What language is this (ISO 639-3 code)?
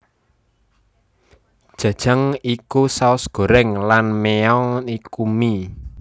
jav